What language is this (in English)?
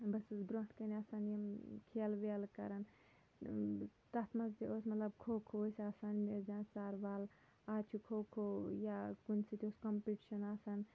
Kashmiri